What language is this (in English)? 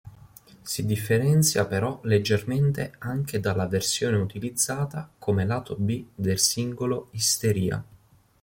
Italian